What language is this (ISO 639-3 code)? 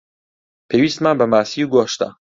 ckb